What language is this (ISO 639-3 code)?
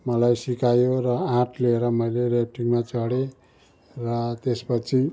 nep